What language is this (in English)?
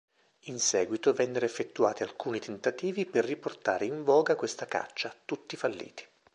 Italian